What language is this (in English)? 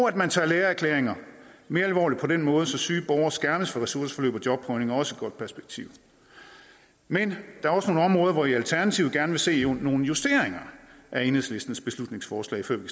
Danish